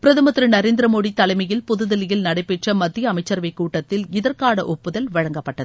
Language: Tamil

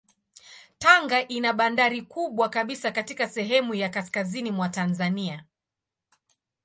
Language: Swahili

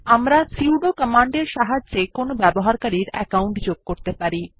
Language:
Bangla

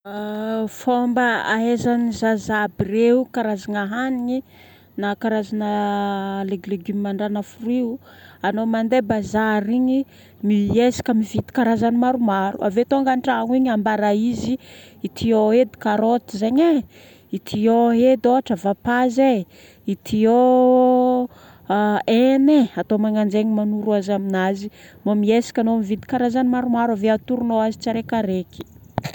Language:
Northern Betsimisaraka Malagasy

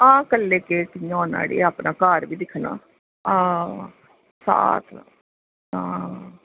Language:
Dogri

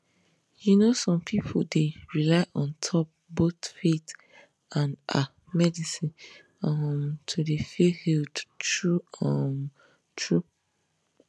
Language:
Nigerian Pidgin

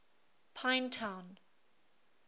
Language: English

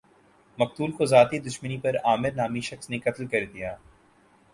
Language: Urdu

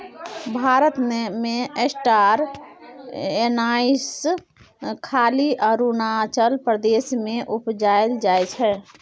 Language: Maithili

